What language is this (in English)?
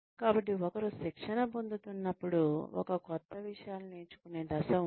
Telugu